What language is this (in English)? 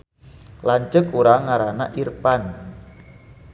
Sundanese